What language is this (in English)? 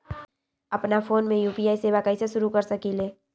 Magahi